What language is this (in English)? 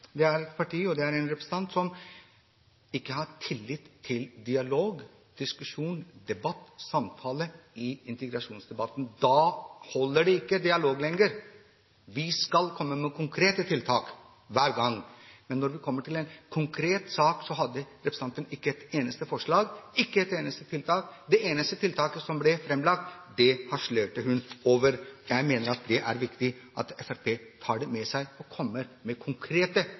Norwegian Bokmål